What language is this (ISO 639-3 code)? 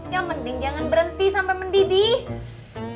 ind